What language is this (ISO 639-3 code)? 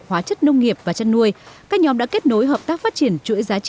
vie